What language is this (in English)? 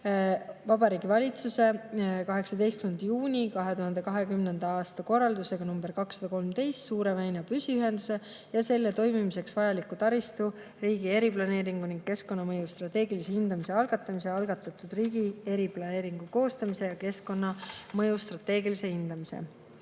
Estonian